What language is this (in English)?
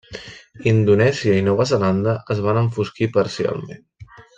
Catalan